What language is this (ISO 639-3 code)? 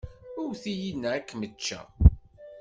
kab